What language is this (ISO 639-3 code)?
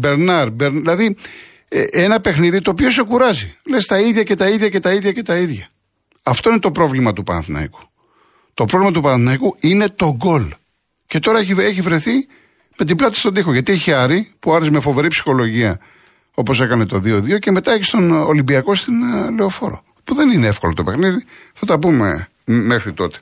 ell